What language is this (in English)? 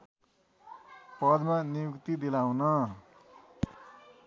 Nepali